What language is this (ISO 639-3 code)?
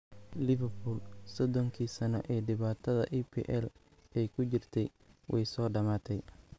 som